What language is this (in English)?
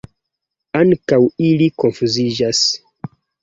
Esperanto